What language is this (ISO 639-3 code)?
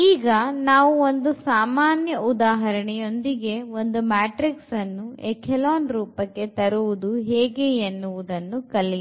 kan